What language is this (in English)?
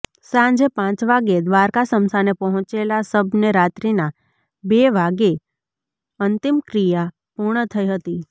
Gujarati